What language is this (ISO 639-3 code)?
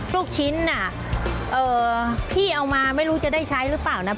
tha